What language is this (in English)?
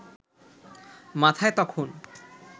Bangla